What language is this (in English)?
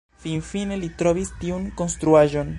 Esperanto